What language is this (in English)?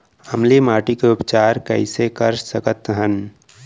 Chhattisgarhi